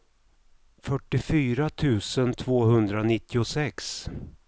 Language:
Swedish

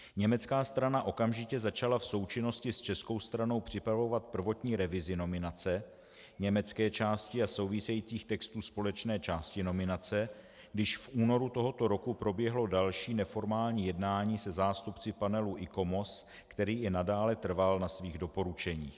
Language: Czech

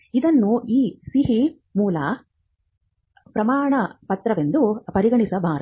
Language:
Kannada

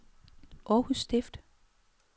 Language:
Danish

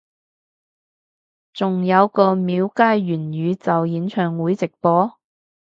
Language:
Cantonese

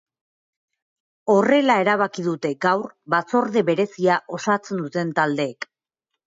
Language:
Basque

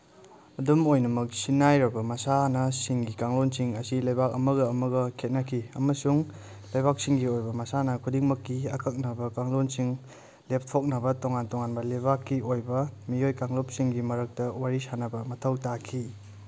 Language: Manipuri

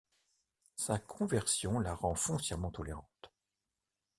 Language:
French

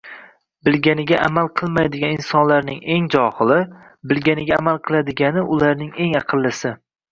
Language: Uzbek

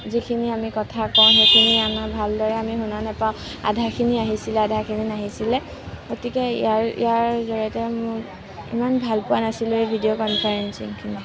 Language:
Assamese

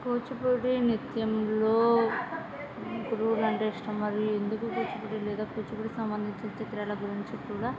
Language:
Telugu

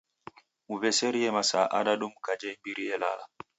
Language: Taita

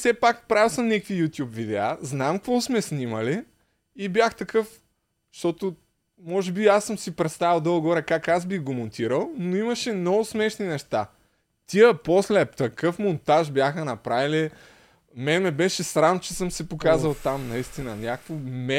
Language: Bulgarian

